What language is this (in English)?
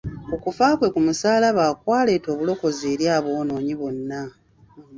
Ganda